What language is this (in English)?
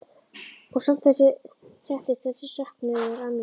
Icelandic